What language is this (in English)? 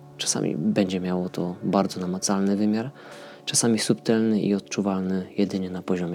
Polish